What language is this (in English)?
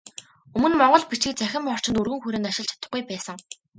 Mongolian